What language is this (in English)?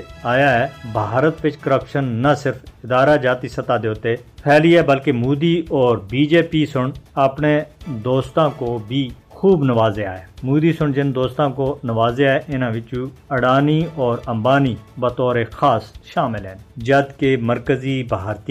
Urdu